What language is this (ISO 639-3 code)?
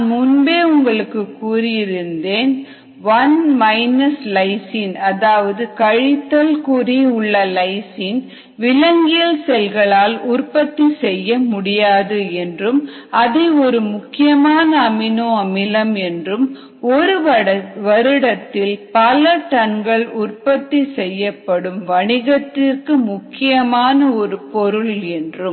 tam